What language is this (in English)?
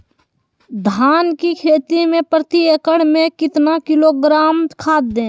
Magahi